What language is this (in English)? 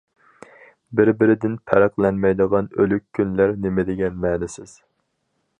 Uyghur